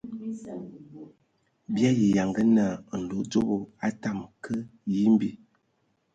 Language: Ewondo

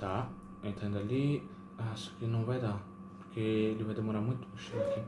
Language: Portuguese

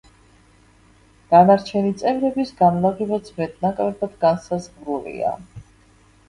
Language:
Georgian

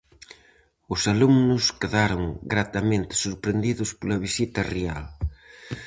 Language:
Galician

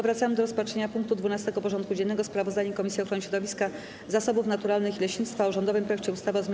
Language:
Polish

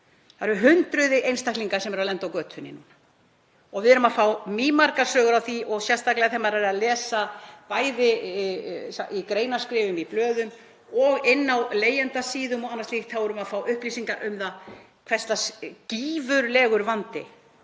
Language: Icelandic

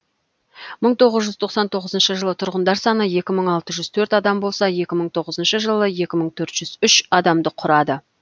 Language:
Kazakh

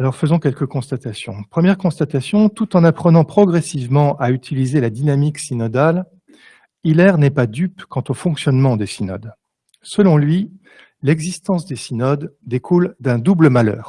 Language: French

